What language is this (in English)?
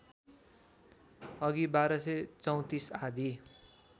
Nepali